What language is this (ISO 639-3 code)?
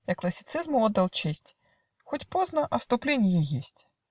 rus